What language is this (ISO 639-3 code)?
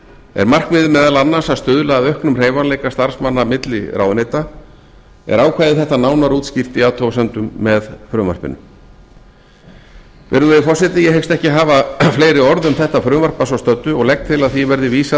isl